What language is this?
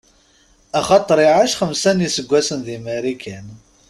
Kabyle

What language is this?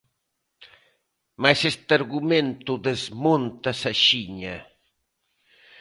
Galician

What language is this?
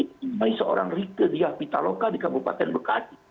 Indonesian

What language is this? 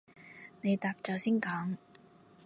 Cantonese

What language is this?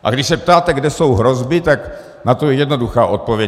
Czech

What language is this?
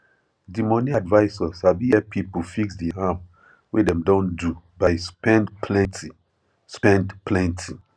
Nigerian Pidgin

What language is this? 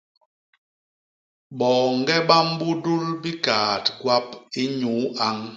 Basaa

